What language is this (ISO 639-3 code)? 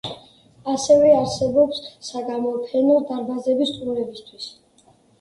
kat